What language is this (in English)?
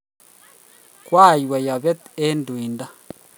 Kalenjin